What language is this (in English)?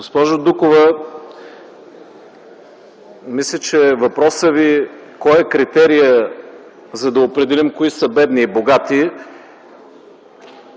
Bulgarian